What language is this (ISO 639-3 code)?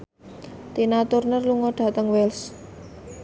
jav